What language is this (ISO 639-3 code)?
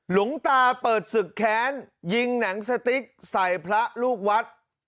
tha